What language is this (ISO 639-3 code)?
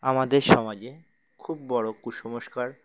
ben